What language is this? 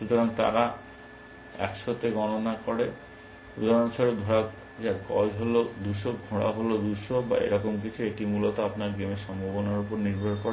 Bangla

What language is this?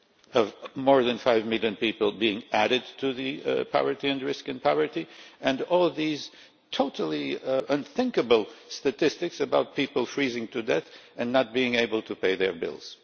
English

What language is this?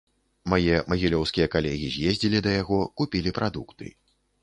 Belarusian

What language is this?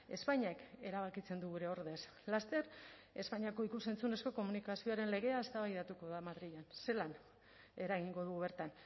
Basque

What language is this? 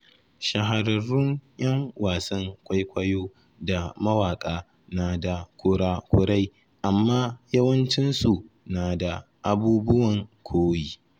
Hausa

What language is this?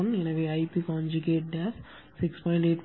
Tamil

